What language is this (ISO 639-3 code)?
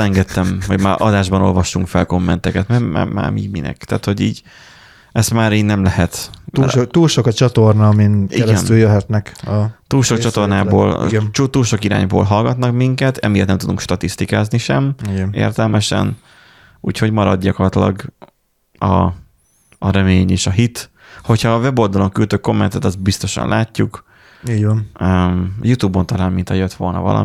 hun